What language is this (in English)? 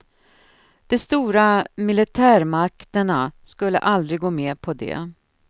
Swedish